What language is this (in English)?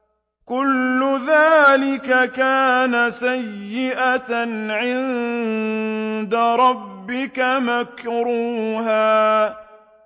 Arabic